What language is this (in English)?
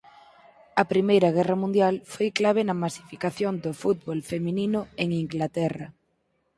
Galician